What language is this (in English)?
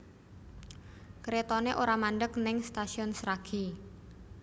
Javanese